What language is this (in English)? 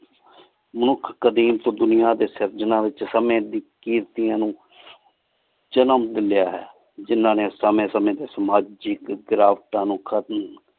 Punjabi